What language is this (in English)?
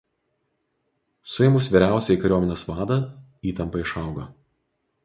Lithuanian